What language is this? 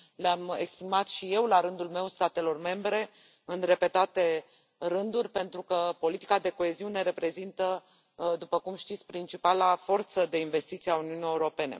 Romanian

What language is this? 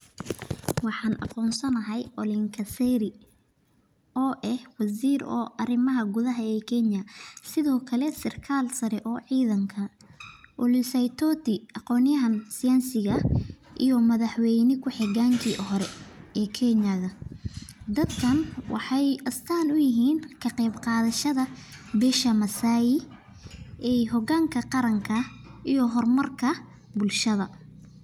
Somali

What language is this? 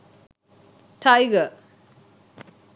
Sinhala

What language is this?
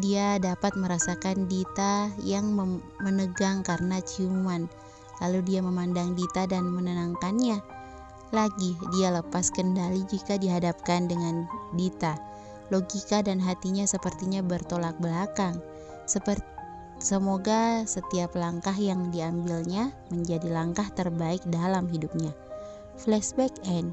Indonesian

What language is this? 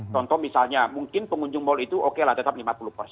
Indonesian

